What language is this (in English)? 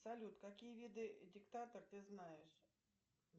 Russian